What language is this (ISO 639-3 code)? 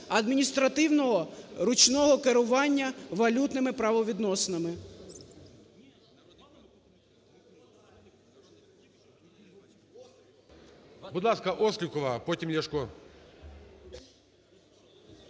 ukr